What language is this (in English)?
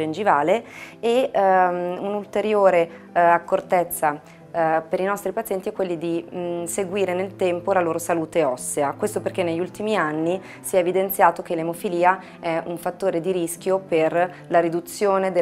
Italian